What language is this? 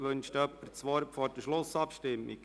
Swiss German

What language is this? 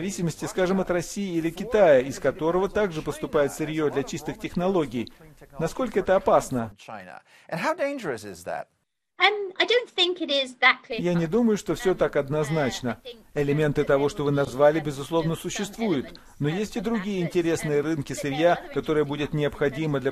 Russian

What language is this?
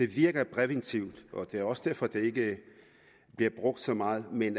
Danish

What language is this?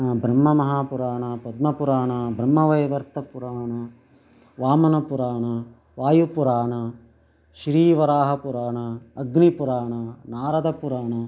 Sanskrit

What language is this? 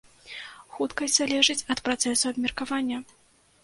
Belarusian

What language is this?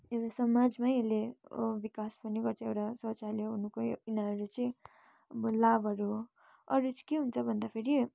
Nepali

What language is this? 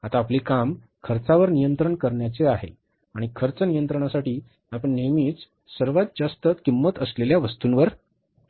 Marathi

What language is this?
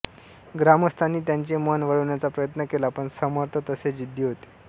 Marathi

